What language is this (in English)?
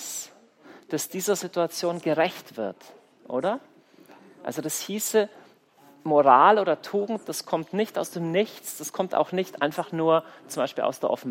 German